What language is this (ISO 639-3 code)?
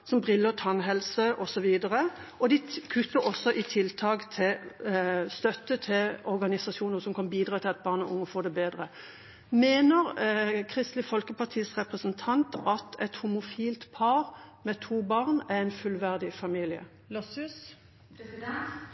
nob